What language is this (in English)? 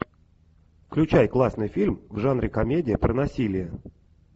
Russian